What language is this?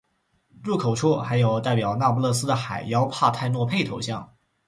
Chinese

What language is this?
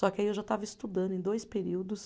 Portuguese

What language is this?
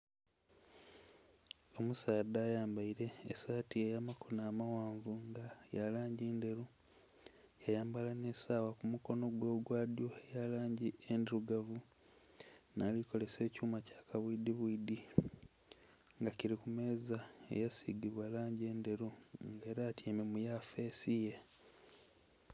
Soga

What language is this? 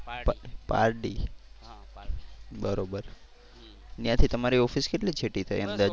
Gujarati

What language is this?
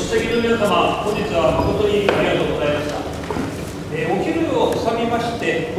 Japanese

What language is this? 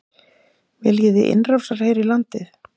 Icelandic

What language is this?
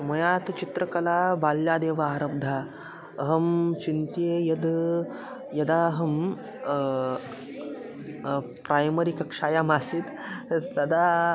Sanskrit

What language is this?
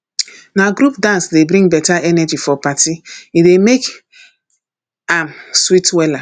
Nigerian Pidgin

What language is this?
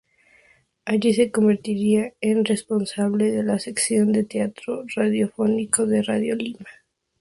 Spanish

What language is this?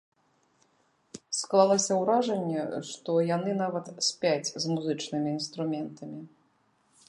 Belarusian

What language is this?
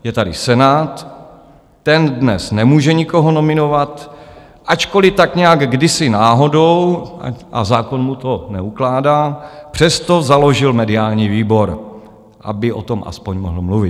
Czech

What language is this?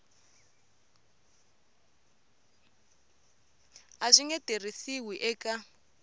Tsonga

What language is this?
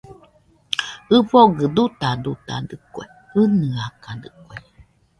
Nüpode Huitoto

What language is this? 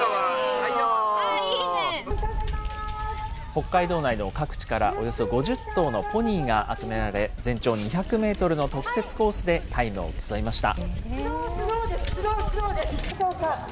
Japanese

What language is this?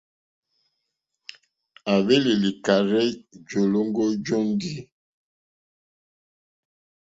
Mokpwe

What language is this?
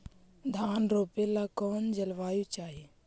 Magahi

